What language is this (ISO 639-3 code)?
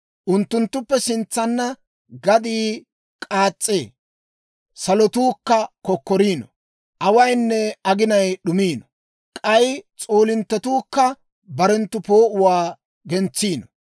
dwr